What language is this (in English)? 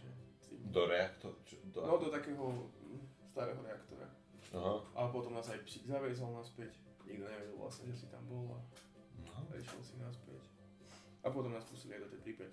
Slovak